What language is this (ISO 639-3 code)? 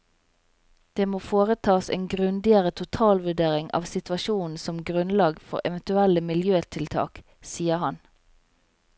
nor